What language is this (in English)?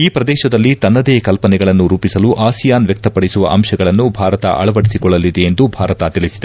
Kannada